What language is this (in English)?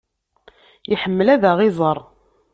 Kabyle